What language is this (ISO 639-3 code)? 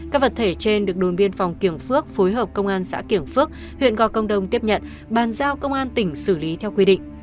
vie